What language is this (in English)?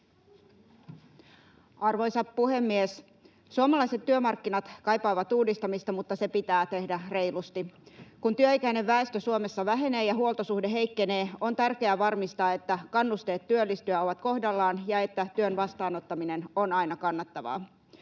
Finnish